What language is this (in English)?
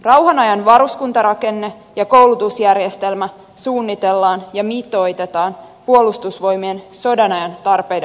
Finnish